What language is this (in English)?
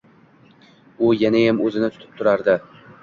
Uzbek